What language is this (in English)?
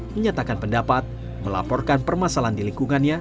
Indonesian